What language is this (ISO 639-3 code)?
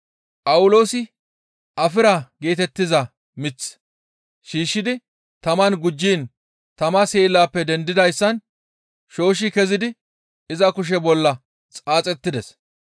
gmv